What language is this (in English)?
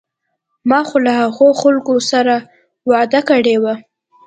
Pashto